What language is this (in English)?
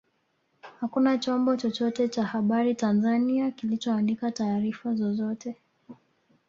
Swahili